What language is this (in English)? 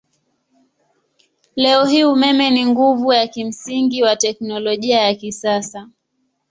Swahili